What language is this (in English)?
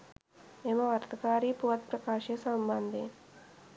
Sinhala